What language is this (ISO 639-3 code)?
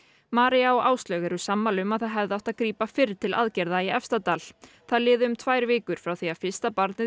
isl